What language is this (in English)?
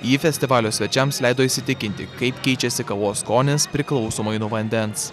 Lithuanian